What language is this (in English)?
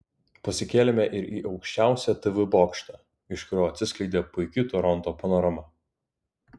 Lithuanian